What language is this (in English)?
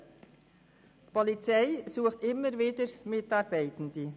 Swiss German